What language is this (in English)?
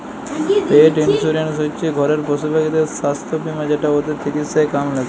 Bangla